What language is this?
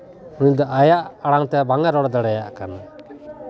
Santali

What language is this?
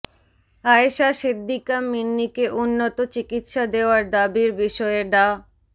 Bangla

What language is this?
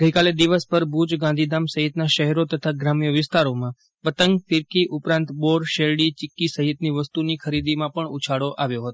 Gujarati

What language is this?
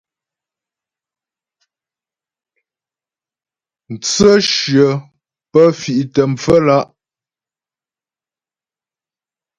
Ghomala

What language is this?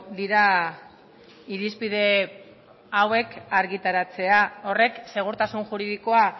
Basque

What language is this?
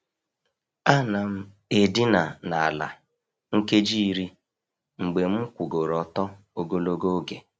Igbo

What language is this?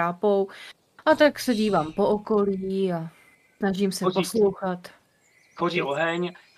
Czech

